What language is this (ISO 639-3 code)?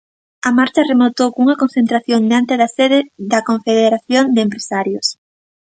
glg